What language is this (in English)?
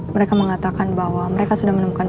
Indonesian